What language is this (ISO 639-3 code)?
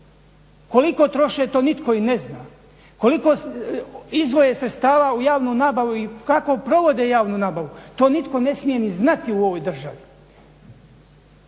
hrv